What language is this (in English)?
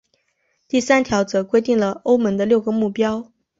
Chinese